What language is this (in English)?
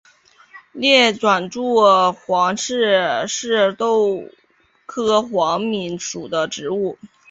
Chinese